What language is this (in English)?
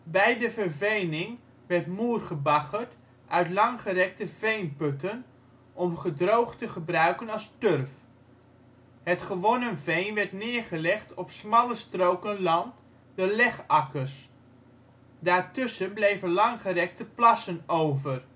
Dutch